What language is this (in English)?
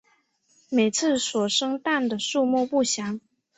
Chinese